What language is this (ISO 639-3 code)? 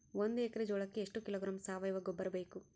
kan